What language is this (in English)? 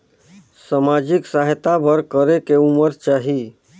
Chhattisgarhi